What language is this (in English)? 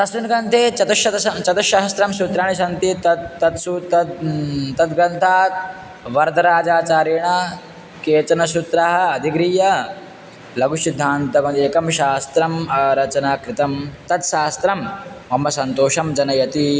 Sanskrit